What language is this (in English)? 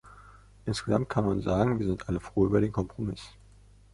German